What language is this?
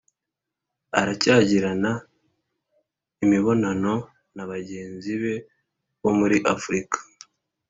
Kinyarwanda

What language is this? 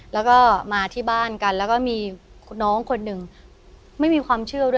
Thai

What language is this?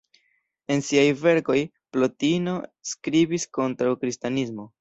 Esperanto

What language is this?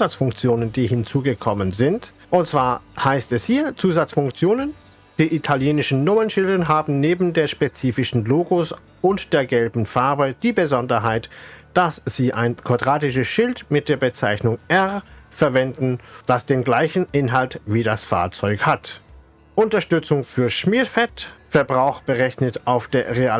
German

